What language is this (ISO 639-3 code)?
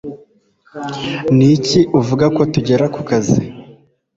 kin